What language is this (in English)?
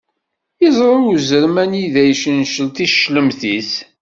Kabyle